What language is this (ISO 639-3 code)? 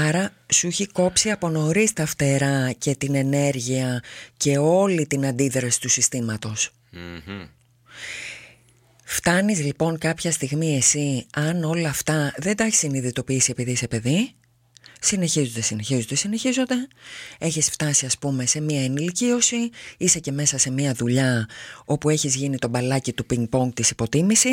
ell